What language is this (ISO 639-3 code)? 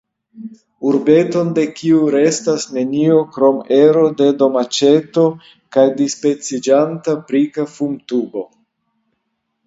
epo